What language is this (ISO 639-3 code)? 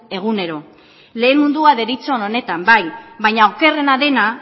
eus